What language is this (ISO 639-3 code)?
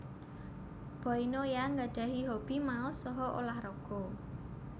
jav